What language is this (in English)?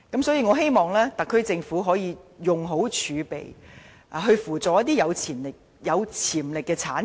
Cantonese